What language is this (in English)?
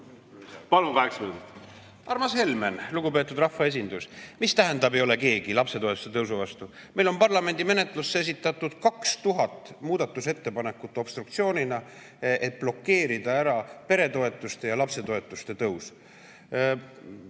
Estonian